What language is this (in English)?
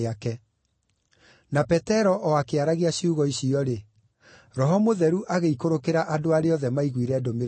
Kikuyu